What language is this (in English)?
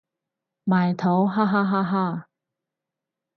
Cantonese